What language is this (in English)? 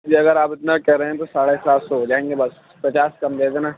Urdu